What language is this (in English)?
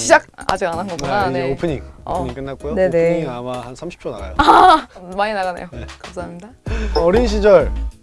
Korean